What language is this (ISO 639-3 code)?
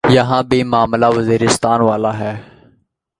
urd